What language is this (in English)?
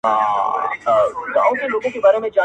Pashto